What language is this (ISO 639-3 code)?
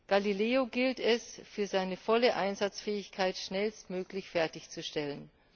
deu